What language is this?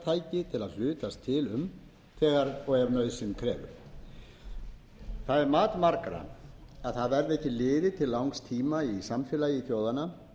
Icelandic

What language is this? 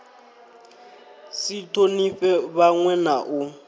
Venda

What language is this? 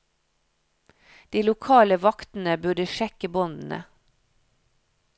Norwegian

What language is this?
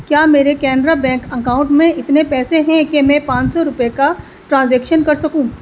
Urdu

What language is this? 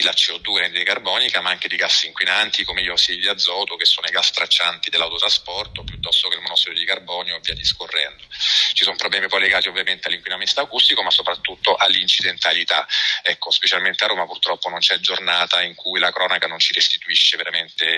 Italian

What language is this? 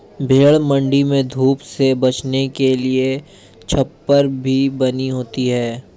Hindi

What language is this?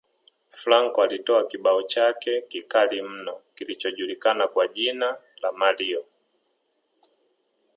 Swahili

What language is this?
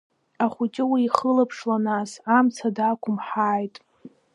Abkhazian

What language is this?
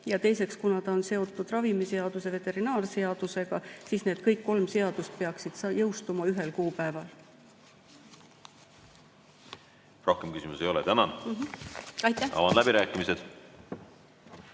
Estonian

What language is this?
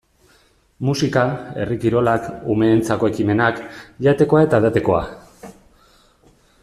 Basque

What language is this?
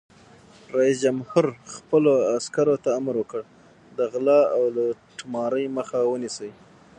Pashto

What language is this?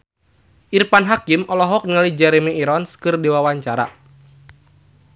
Sundanese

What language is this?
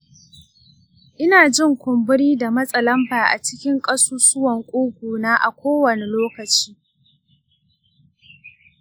Hausa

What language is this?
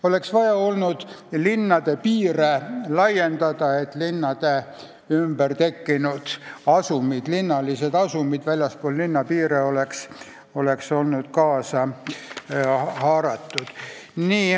Estonian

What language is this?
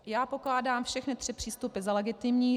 Czech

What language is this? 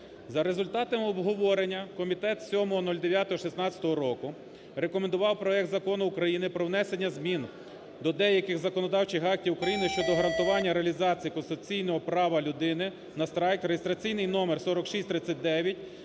Ukrainian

